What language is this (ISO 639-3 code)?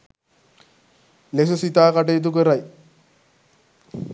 sin